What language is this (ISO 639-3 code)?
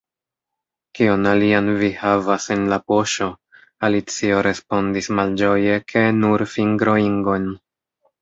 epo